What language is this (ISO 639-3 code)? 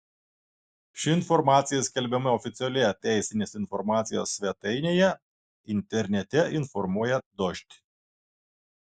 lit